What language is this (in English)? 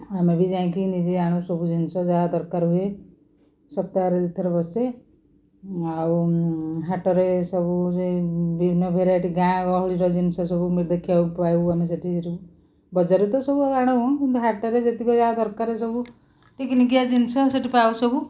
Odia